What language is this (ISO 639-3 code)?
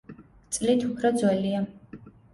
kat